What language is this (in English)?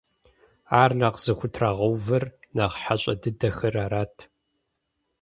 Kabardian